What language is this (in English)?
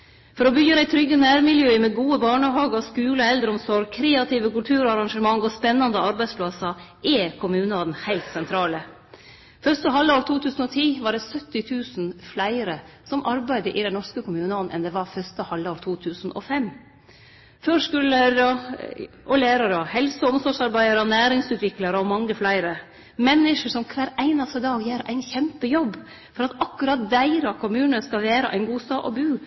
Norwegian Nynorsk